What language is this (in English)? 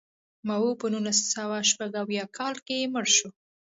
Pashto